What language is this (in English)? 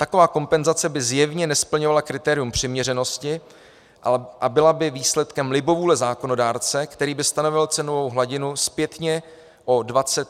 Czech